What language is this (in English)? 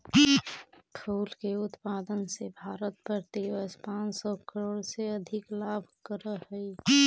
Magahi